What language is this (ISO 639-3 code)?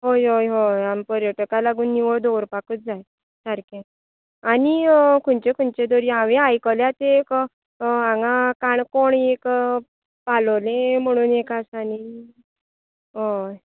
kok